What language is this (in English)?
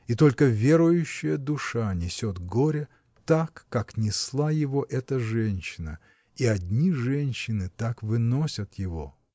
Russian